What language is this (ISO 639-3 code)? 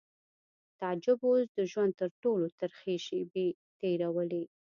pus